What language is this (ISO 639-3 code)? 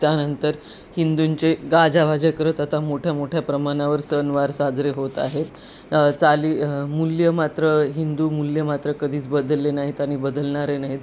mar